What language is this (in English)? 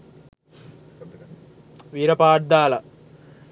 Sinhala